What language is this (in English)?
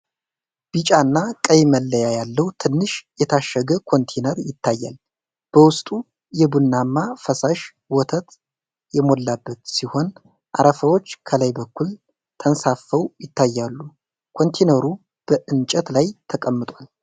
Amharic